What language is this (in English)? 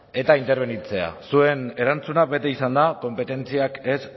Basque